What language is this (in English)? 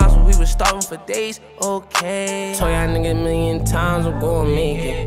Hungarian